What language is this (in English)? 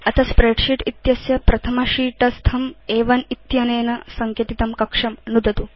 Sanskrit